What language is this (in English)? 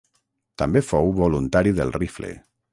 Catalan